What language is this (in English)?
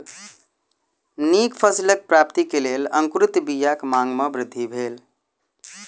Maithili